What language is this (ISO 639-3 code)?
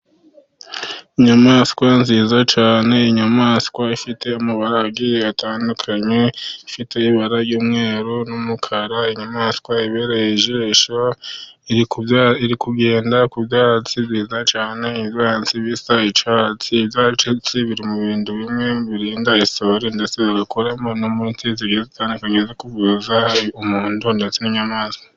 kin